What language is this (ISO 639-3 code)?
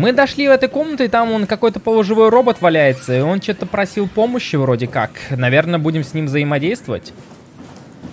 rus